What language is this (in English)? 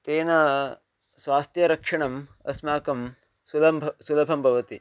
Sanskrit